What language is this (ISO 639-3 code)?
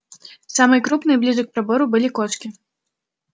rus